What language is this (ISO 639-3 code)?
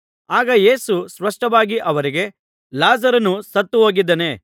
kan